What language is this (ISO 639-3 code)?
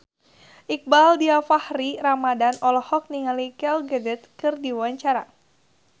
sun